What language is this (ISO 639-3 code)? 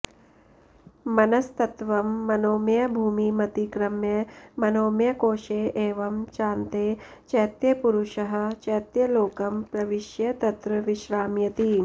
san